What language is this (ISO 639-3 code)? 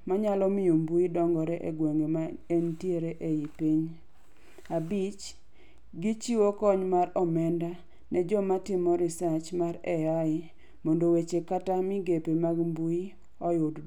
luo